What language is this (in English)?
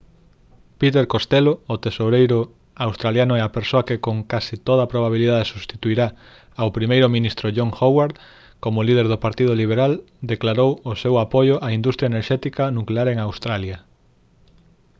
Galician